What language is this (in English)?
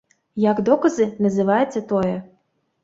Belarusian